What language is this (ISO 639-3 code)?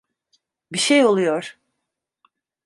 tur